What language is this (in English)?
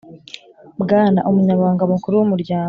Kinyarwanda